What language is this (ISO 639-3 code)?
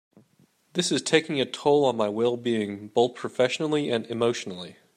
eng